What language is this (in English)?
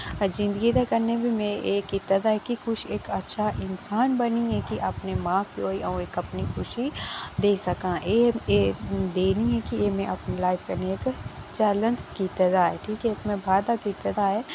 Dogri